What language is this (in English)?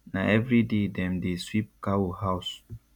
Nigerian Pidgin